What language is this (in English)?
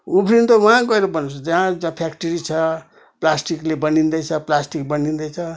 Nepali